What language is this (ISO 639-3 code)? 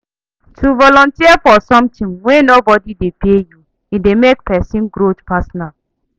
pcm